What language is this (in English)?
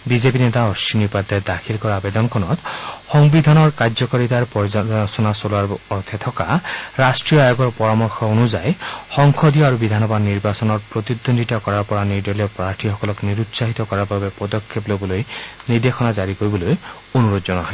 Assamese